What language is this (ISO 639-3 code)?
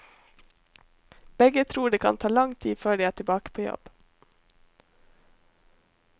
nor